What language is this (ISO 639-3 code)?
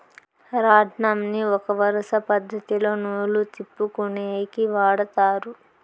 tel